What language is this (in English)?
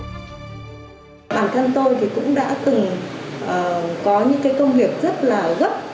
Vietnamese